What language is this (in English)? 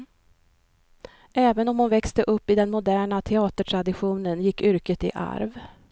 Swedish